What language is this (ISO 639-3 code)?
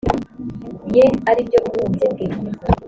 kin